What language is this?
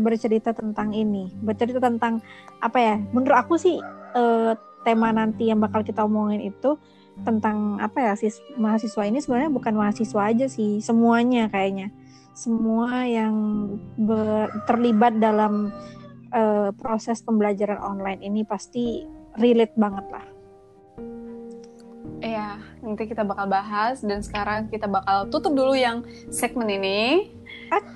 Indonesian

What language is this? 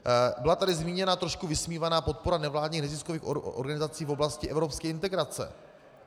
Czech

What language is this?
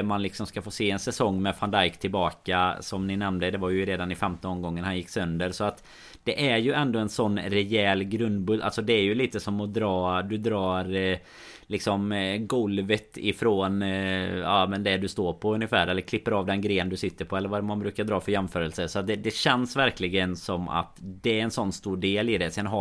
Swedish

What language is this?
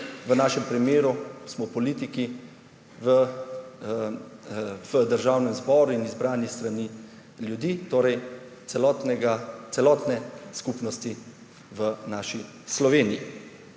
Slovenian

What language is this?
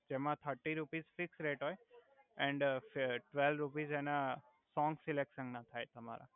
Gujarati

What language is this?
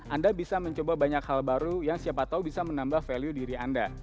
Indonesian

